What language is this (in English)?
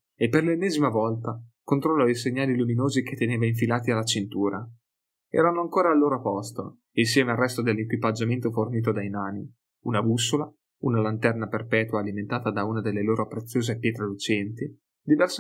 Italian